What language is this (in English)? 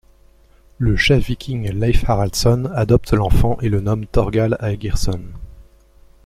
French